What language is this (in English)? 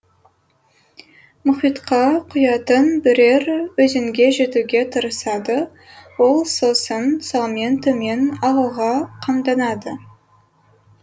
Kazakh